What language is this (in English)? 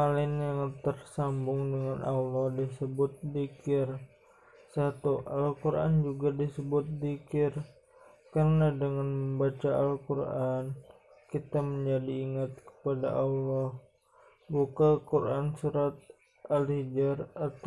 Indonesian